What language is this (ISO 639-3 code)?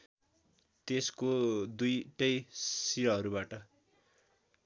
nep